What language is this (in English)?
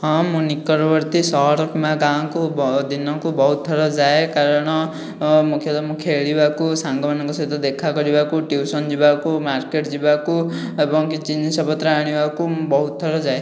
Odia